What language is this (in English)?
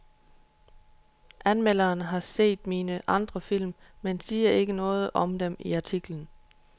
Danish